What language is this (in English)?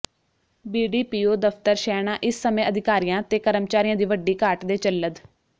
Punjabi